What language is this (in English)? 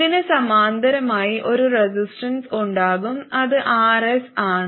Malayalam